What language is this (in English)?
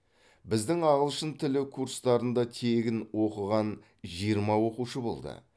Kazakh